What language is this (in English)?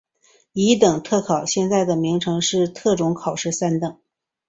Chinese